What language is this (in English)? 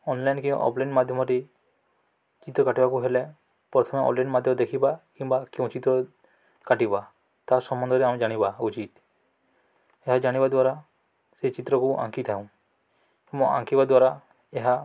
Odia